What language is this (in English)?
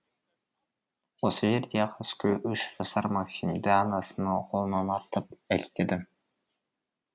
Kazakh